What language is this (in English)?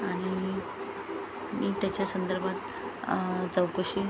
Marathi